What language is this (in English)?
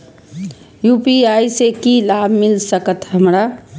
Maithili